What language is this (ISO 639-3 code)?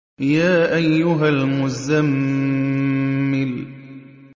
ara